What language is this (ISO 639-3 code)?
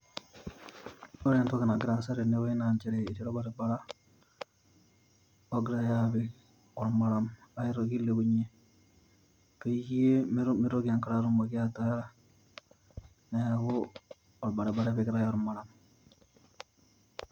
mas